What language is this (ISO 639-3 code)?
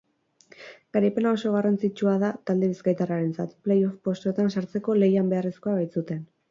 eus